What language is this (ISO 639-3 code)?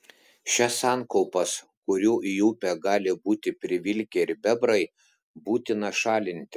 lit